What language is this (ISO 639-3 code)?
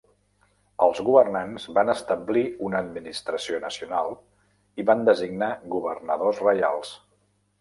cat